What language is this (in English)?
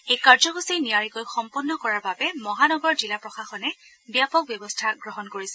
Assamese